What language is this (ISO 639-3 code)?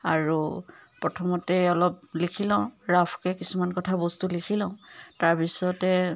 asm